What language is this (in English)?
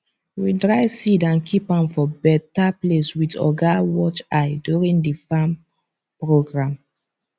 Nigerian Pidgin